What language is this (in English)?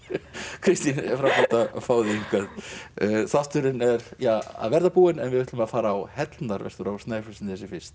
Icelandic